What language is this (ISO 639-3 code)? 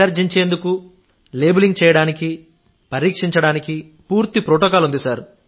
tel